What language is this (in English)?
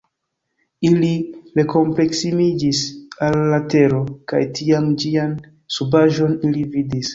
Esperanto